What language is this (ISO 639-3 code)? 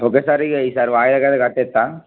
tel